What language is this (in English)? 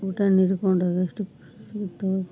Kannada